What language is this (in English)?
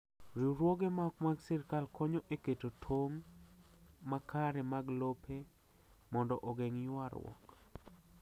Luo (Kenya and Tanzania)